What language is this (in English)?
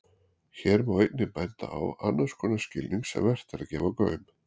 Icelandic